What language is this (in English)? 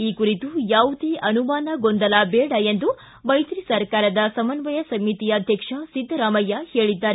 Kannada